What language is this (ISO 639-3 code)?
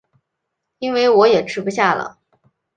zho